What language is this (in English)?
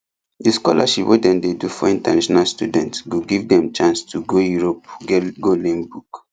Nigerian Pidgin